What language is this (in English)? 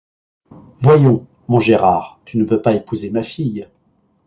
French